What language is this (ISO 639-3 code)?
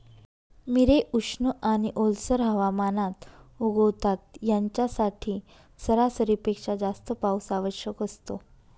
mar